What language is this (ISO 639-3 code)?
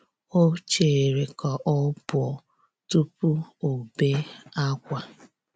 ibo